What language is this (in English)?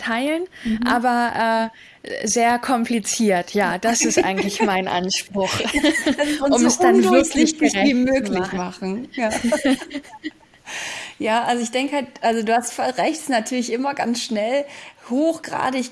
German